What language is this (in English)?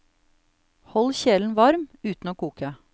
Norwegian